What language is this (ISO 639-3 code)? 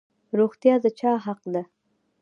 pus